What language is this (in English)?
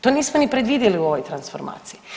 Croatian